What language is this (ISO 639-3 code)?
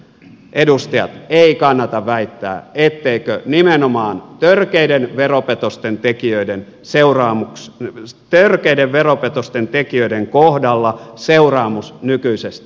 fin